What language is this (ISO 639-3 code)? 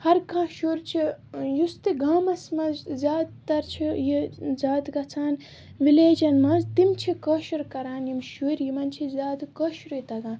kas